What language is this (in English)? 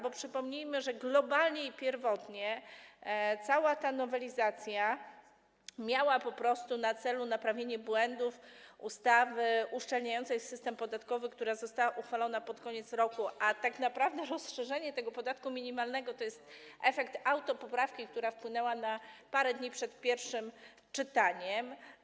Polish